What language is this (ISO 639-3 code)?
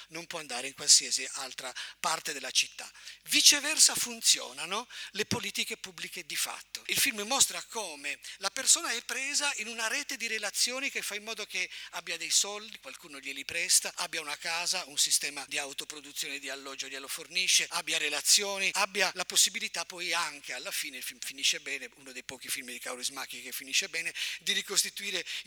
ita